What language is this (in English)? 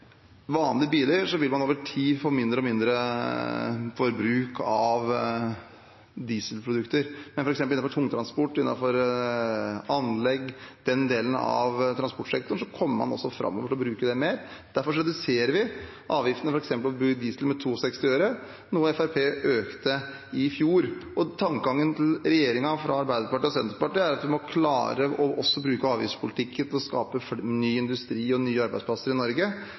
Norwegian Bokmål